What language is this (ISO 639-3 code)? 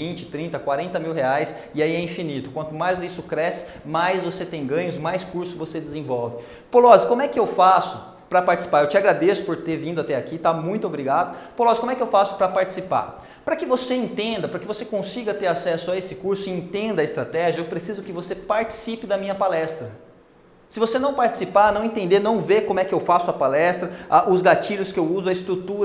por